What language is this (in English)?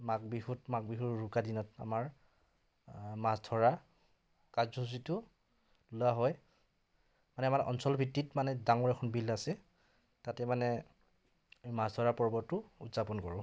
Assamese